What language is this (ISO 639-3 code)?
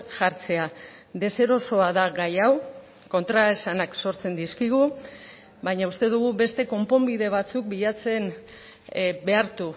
eus